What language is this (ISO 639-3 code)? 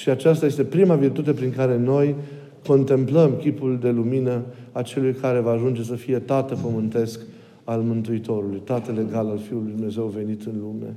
ron